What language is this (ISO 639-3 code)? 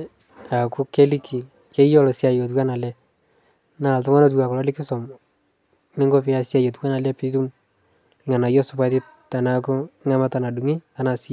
mas